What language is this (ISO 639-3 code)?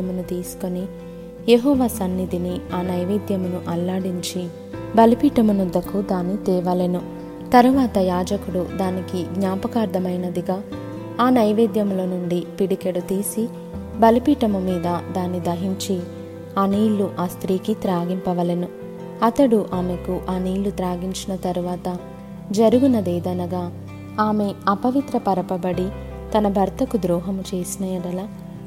tel